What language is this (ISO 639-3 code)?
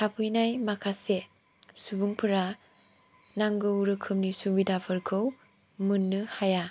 brx